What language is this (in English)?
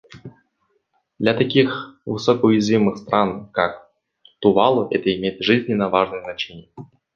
Russian